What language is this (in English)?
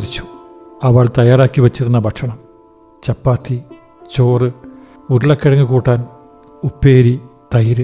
Malayalam